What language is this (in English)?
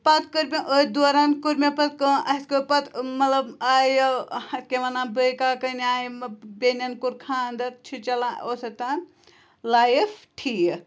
Kashmiri